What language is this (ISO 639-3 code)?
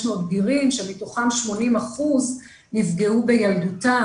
heb